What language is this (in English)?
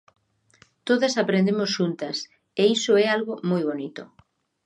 Galician